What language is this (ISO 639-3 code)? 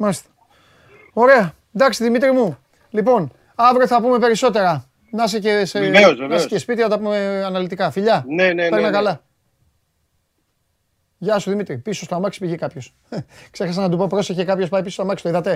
ell